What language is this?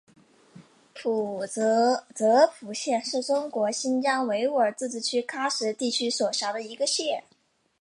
Chinese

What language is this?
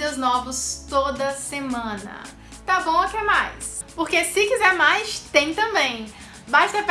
Portuguese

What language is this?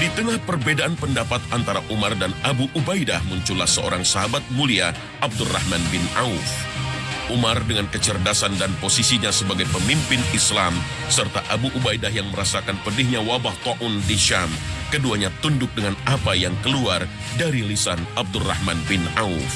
Indonesian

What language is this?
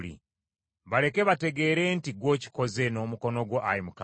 Ganda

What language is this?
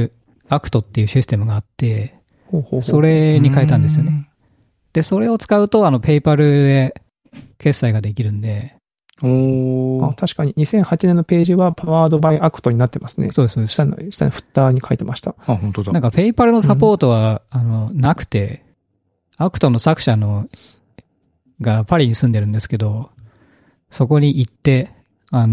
Japanese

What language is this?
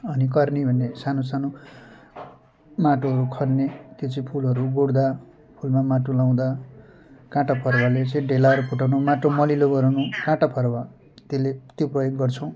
Nepali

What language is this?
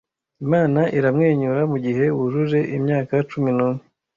Kinyarwanda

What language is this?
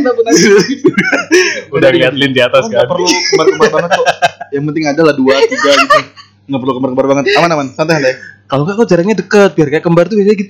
Indonesian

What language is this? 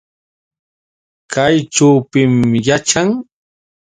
Yauyos Quechua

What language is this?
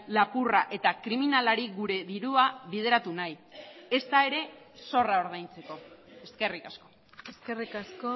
Basque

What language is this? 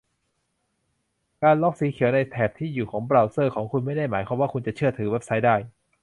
Thai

